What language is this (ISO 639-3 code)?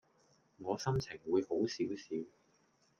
yue